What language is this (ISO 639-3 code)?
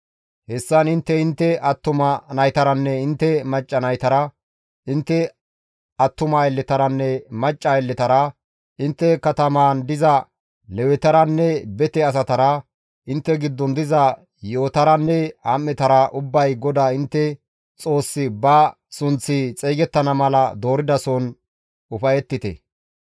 gmv